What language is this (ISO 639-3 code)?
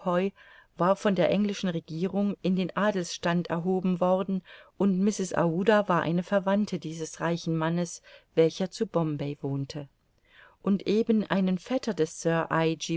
deu